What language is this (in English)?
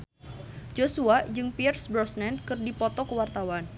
Sundanese